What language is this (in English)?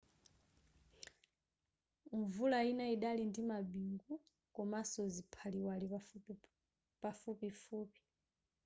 Nyanja